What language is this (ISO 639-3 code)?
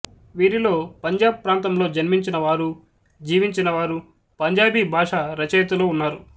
tel